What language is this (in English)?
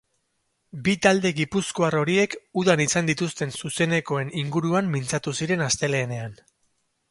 Basque